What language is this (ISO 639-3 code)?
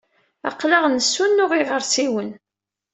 kab